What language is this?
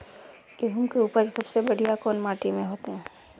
Magahi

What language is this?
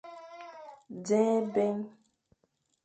Fang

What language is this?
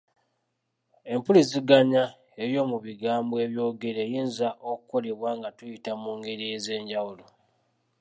Ganda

